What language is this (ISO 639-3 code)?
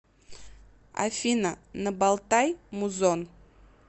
rus